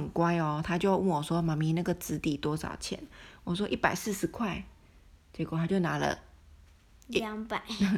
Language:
Chinese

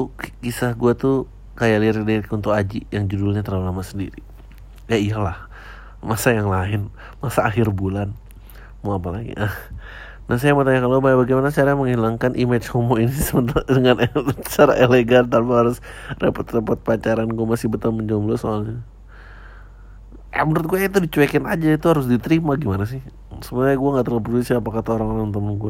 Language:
Indonesian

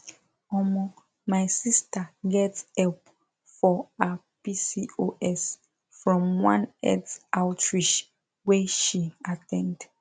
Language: Nigerian Pidgin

